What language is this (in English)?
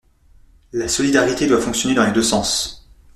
French